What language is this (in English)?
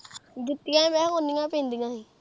Punjabi